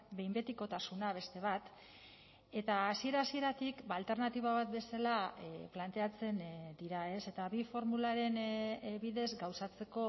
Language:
Basque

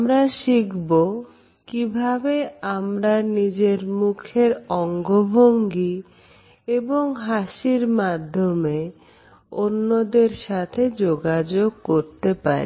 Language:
Bangla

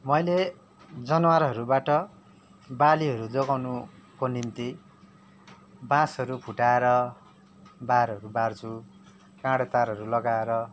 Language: Nepali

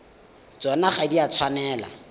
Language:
Tswana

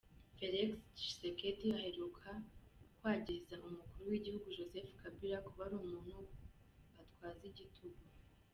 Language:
Kinyarwanda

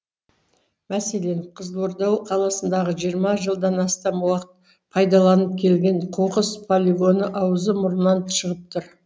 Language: Kazakh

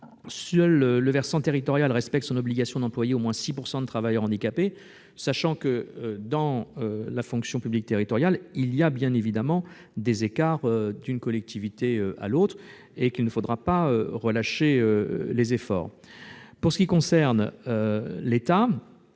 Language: French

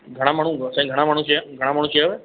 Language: Sindhi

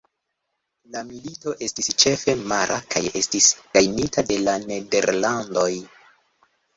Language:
Esperanto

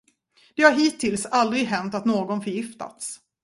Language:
Swedish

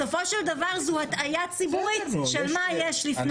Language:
Hebrew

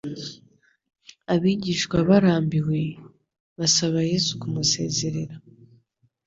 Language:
Kinyarwanda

